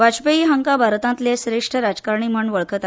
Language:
Konkani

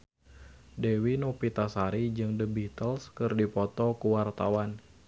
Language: Sundanese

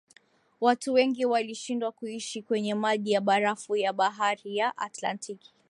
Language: Swahili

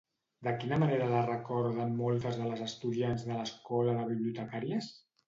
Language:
Catalan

